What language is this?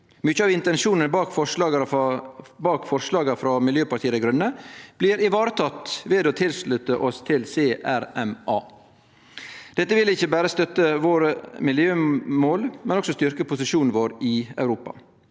Norwegian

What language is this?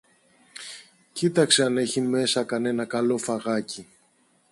Greek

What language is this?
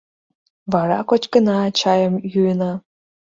Mari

